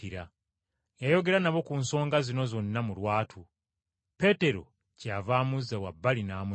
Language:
Ganda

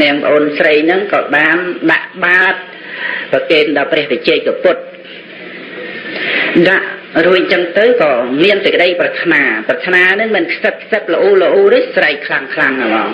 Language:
Khmer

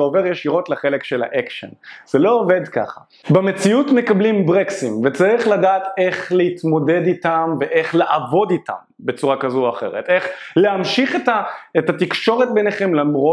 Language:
Hebrew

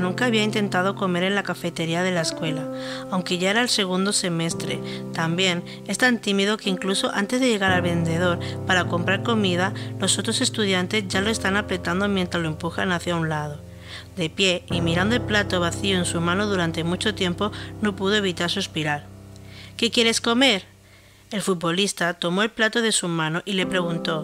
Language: Spanish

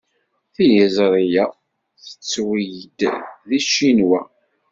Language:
Kabyle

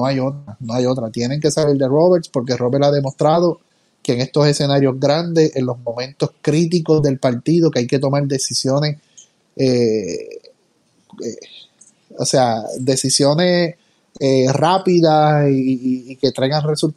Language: Spanish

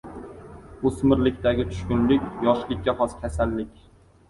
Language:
Uzbek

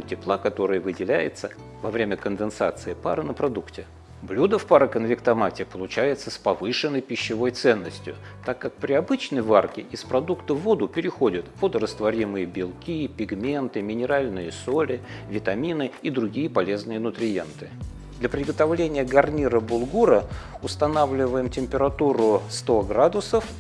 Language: Russian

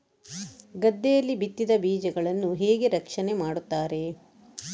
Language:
Kannada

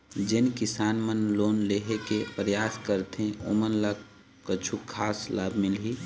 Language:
Chhattisgarhi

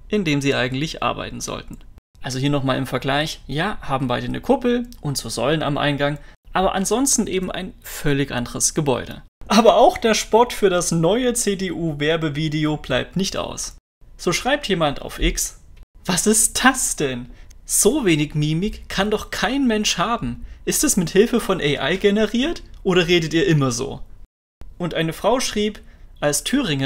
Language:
German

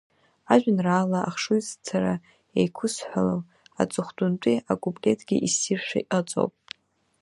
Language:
Abkhazian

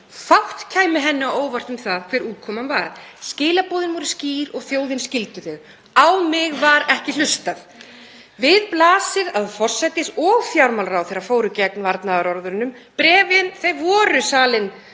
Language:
Icelandic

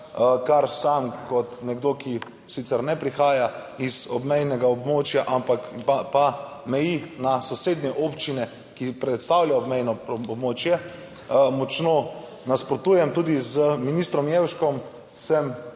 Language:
Slovenian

